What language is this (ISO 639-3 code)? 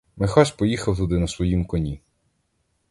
ukr